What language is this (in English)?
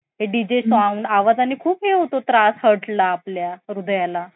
Marathi